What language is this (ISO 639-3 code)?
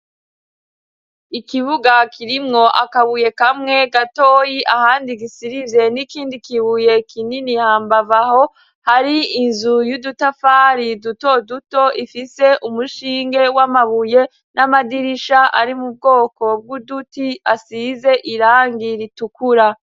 run